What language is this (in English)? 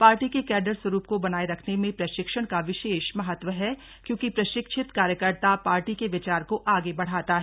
Hindi